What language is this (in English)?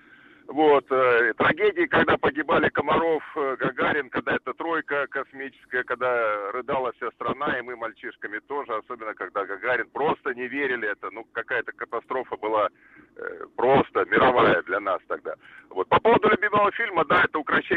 Russian